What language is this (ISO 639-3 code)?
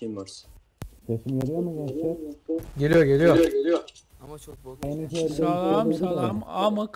tur